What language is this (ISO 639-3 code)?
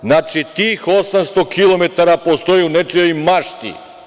srp